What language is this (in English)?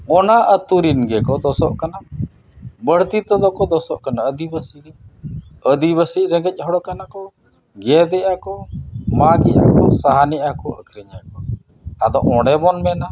Santali